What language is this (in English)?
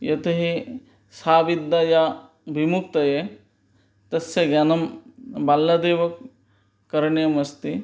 Sanskrit